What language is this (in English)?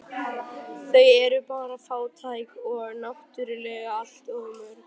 Icelandic